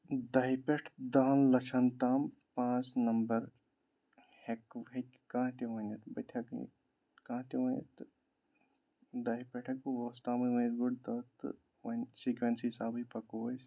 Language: Kashmiri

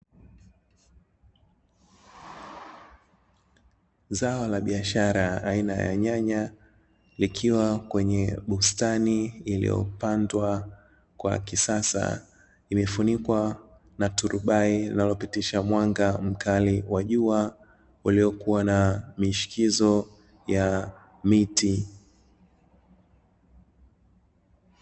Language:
Swahili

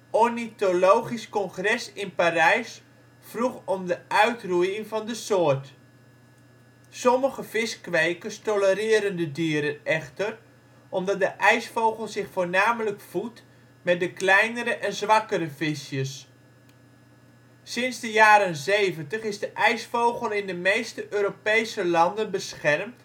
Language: Dutch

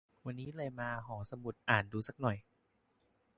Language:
Thai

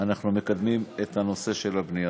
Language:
Hebrew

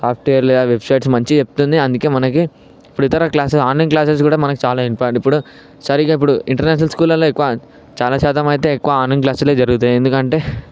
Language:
Telugu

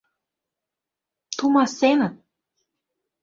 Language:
Mari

